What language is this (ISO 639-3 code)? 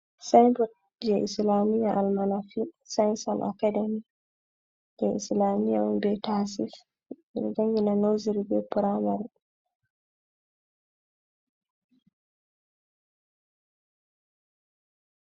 ful